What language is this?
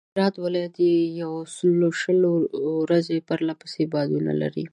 Pashto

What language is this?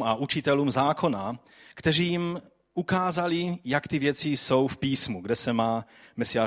Czech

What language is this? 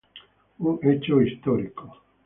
Spanish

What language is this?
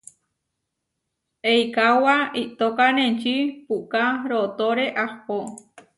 Huarijio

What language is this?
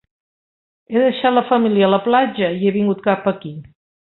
Catalan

